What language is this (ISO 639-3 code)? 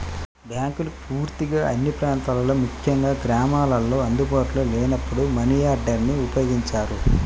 tel